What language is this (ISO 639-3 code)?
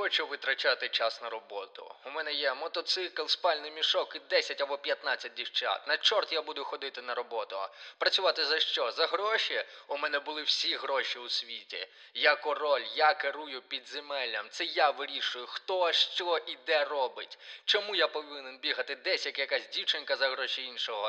ukr